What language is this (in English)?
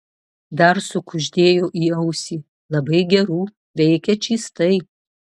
Lithuanian